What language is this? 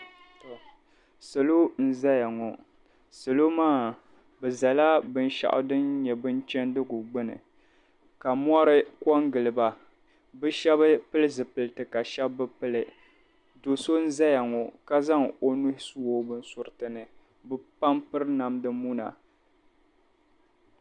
Dagbani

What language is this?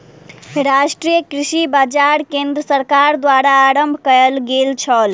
Maithili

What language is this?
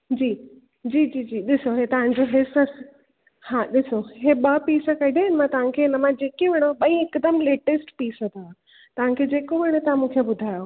Sindhi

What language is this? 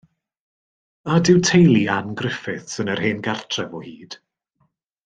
Welsh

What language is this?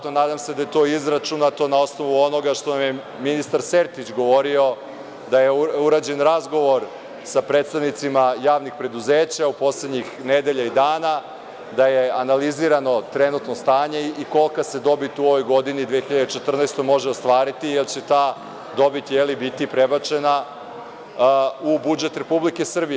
Serbian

